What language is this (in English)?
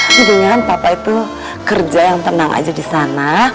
Indonesian